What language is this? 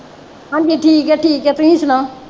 Punjabi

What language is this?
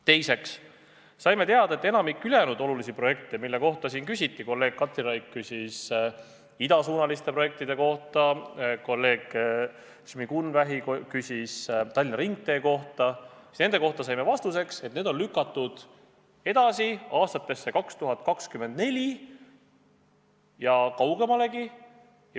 Estonian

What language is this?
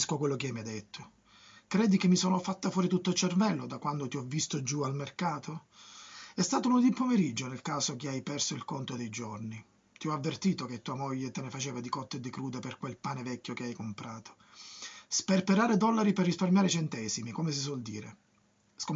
Italian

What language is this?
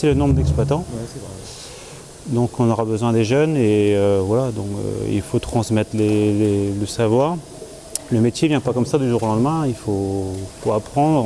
French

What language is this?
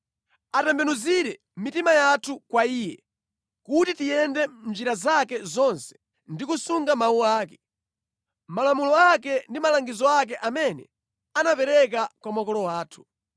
Nyanja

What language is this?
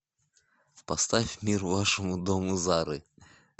Russian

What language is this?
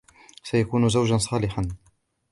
Arabic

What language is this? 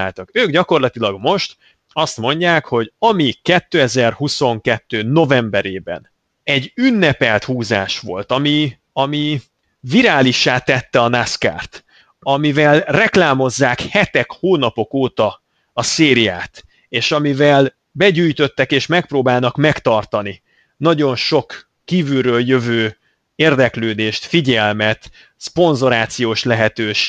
Hungarian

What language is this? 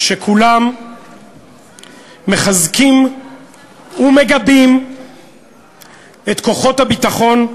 Hebrew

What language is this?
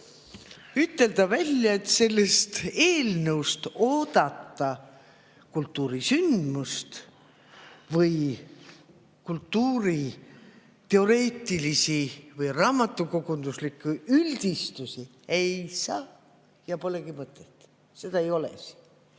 Estonian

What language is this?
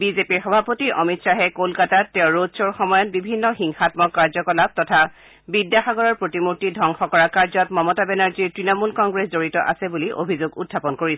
Assamese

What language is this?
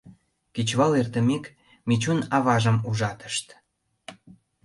Mari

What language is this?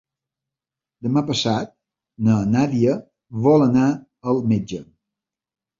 Catalan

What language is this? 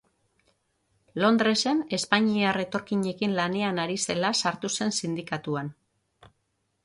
Basque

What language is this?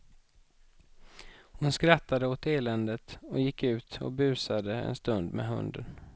Swedish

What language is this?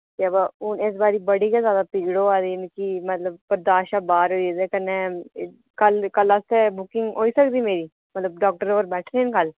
Dogri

